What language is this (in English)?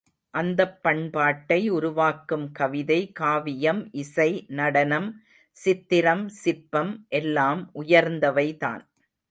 Tamil